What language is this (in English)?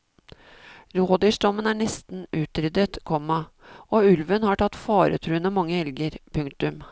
Norwegian